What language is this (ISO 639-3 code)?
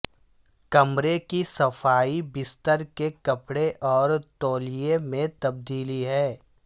urd